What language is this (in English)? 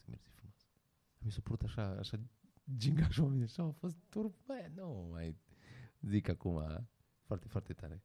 Romanian